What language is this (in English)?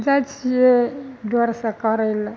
Maithili